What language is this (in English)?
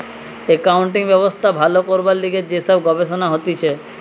Bangla